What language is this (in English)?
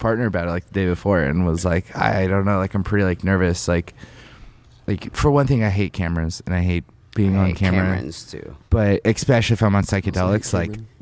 English